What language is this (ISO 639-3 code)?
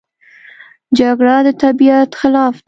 pus